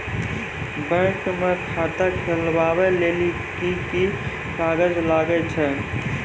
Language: Maithili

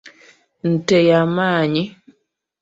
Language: Ganda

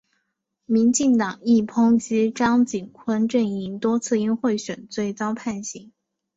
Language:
Chinese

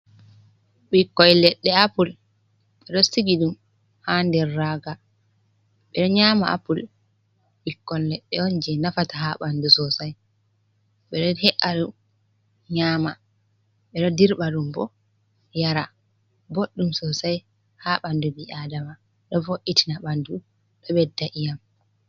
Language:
Fula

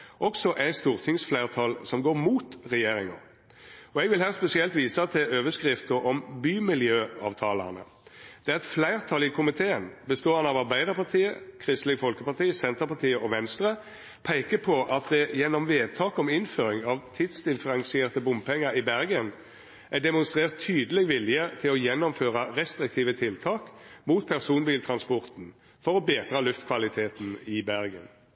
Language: Norwegian Nynorsk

